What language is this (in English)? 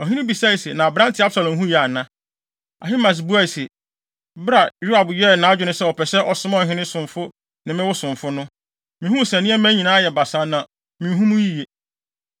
Akan